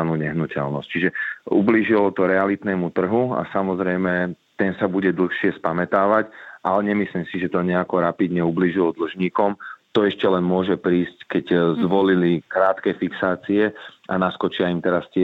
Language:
Slovak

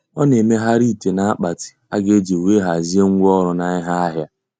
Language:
Igbo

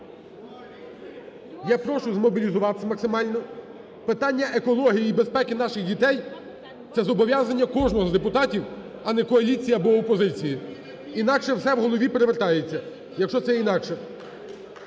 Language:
Ukrainian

